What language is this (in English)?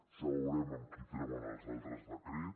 Catalan